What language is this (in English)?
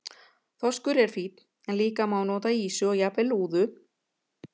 Icelandic